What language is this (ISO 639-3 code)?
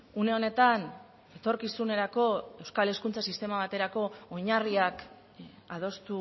eus